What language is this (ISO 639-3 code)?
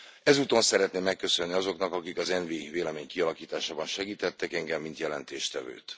hun